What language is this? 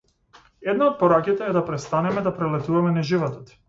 Macedonian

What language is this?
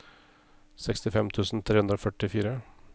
Norwegian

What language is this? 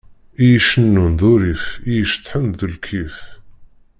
Kabyle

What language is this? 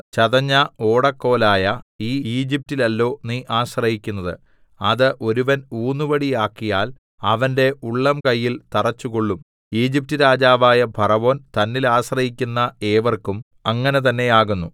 Malayalam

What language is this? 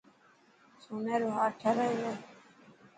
Dhatki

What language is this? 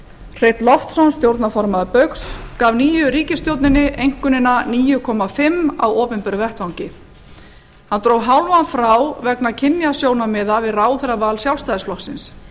Icelandic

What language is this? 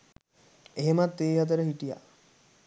Sinhala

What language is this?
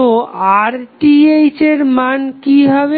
Bangla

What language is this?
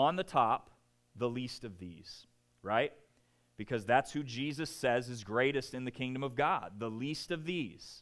English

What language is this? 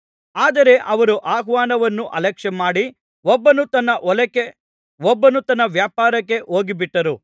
Kannada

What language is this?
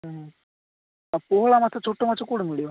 Odia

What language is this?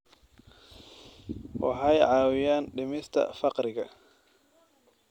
Somali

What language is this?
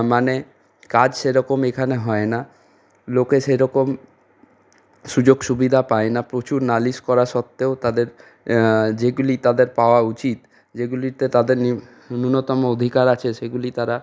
Bangla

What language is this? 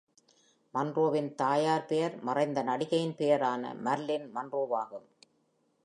Tamil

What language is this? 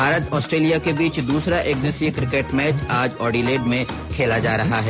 Hindi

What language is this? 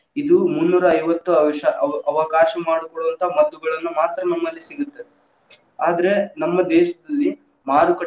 Kannada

